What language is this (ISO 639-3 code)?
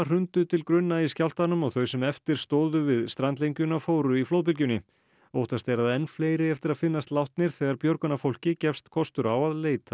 isl